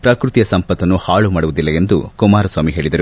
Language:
Kannada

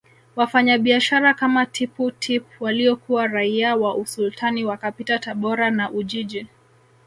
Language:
Swahili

